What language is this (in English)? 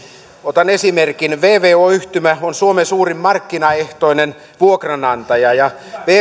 Finnish